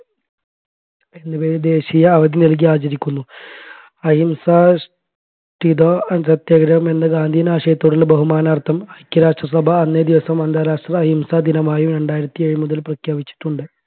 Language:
Malayalam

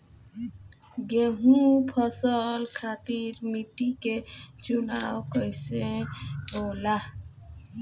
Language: Bhojpuri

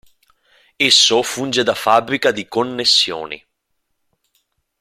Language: Italian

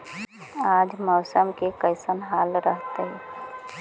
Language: Magahi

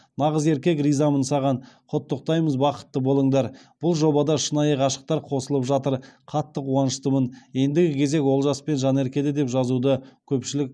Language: Kazakh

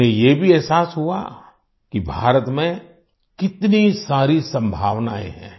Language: Hindi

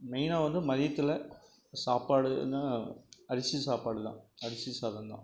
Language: Tamil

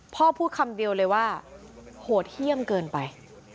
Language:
Thai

